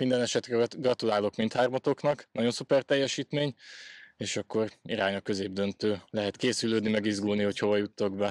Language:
Hungarian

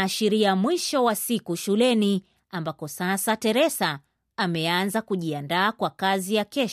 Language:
Swahili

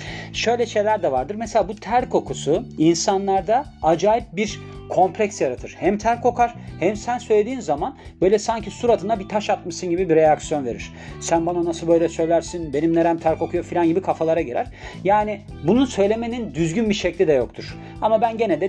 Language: Turkish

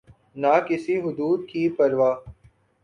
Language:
Urdu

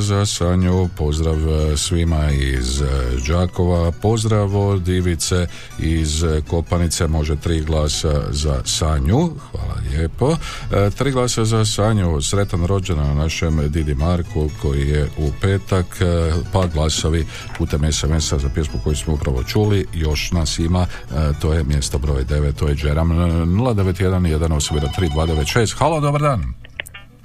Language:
Croatian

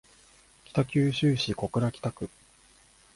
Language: Japanese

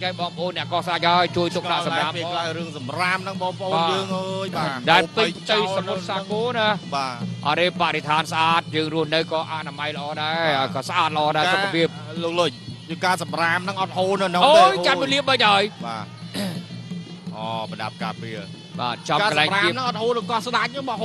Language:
Thai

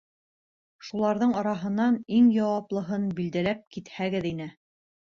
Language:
Bashkir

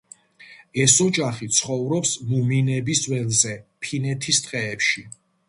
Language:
Georgian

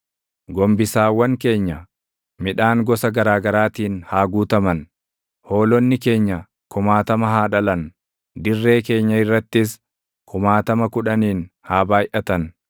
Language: Oromo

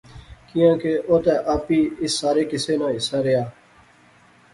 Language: Pahari-Potwari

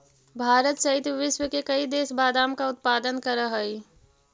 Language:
Magahi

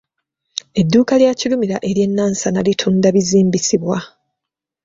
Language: Ganda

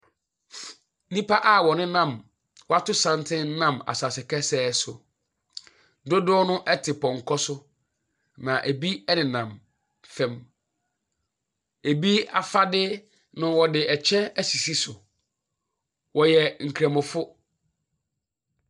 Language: Akan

